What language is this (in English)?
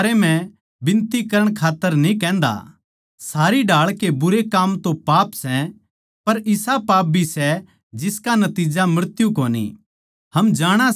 Haryanvi